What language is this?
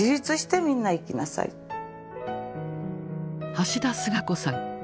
Japanese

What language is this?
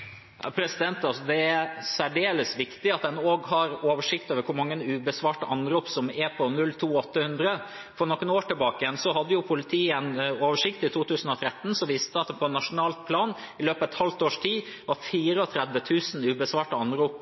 Norwegian Bokmål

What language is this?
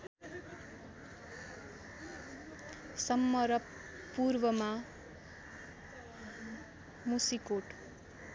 Nepali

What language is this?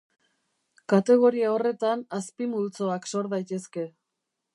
Basque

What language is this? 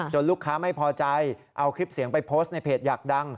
Thai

